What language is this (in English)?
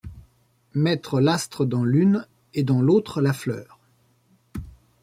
French